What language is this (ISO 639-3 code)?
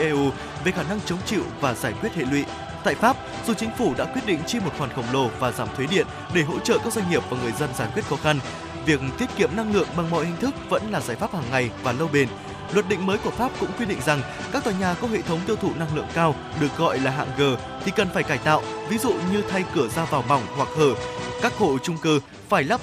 vie